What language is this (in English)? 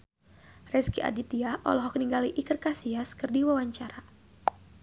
Sundanese